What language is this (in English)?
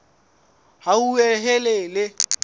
Southern Sotho